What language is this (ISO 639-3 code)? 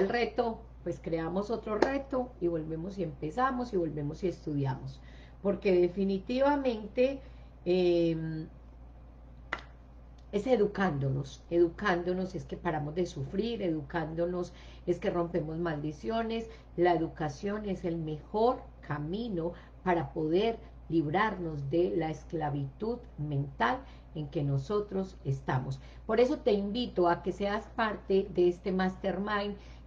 spa